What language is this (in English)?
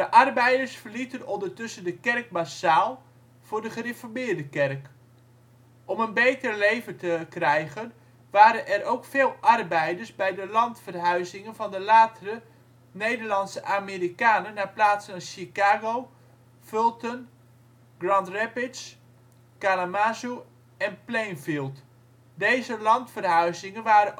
Dutch